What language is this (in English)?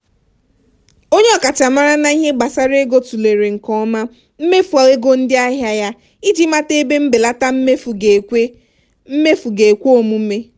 Igbo